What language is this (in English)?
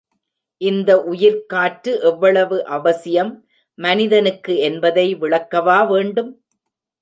Tamil